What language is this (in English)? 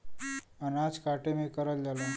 Bhojpuri